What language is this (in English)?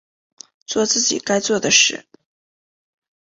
Chinese